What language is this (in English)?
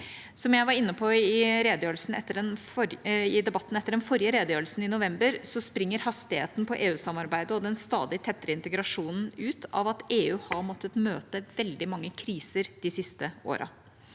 Norwegian